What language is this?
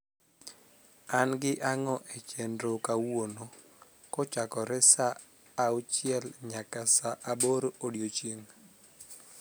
Luo (Kenya and Tanzania)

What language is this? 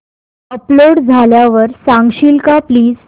Marathi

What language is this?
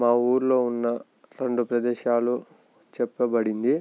Telugu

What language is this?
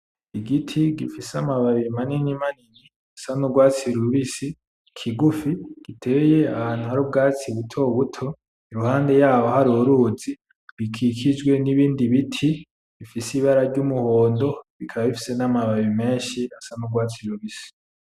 Rundi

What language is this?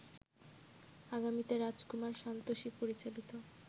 Bangla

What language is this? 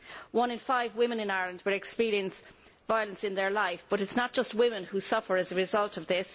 English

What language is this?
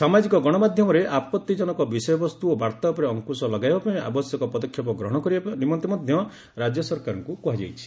Odia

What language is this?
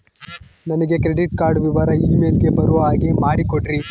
Kannada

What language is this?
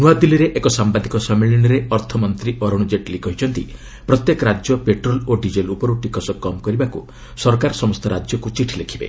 Odia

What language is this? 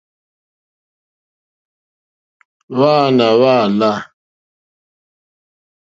Mokpwe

